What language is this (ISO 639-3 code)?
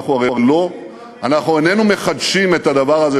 heb